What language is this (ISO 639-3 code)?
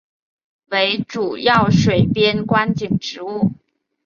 zho